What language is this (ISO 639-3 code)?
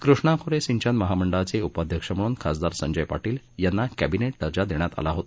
mar